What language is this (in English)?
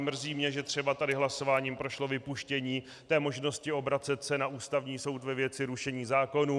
Czech